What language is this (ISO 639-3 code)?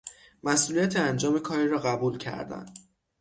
fas